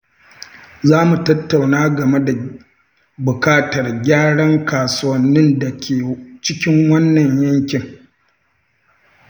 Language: Hausa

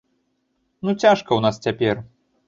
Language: Belarusian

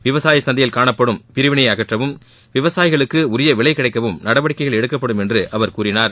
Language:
Tamil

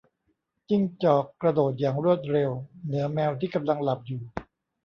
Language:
Thai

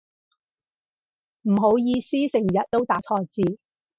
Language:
Cantonese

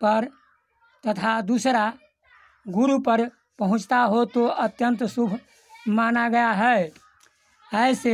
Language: Hindi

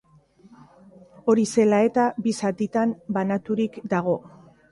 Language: Basque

